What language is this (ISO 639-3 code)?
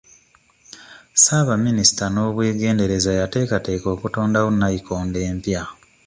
lug